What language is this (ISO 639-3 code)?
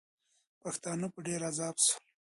pus